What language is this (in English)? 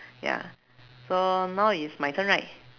English